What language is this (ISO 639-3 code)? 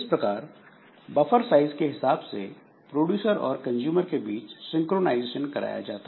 hin